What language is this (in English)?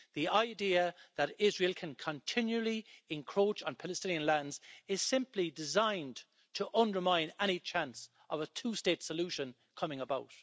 English